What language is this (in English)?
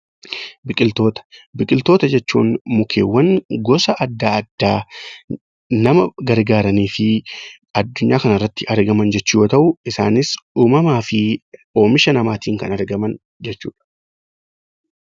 Oromo